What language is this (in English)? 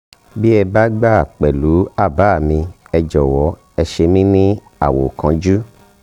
Yoruba